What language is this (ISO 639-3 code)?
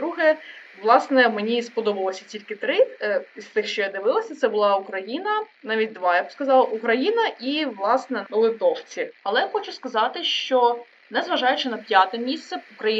ukr